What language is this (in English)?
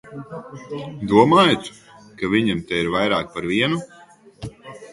Latvian